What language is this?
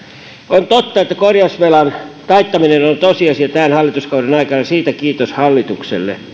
Finnish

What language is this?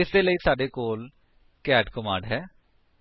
Punjabi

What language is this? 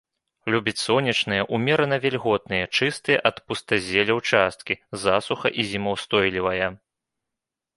Belarusian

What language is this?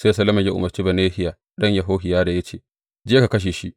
Hausa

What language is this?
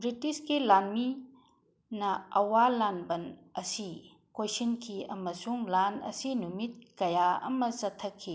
Manipuri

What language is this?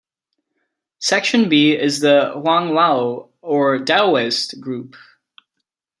English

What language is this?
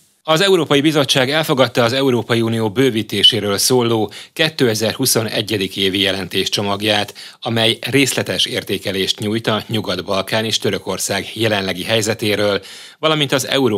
Hungarian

